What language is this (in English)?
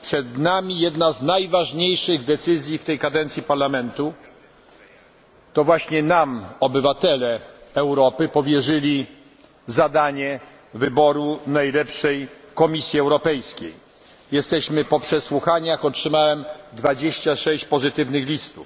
Polish